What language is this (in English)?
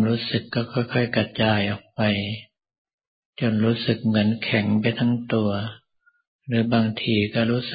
Thai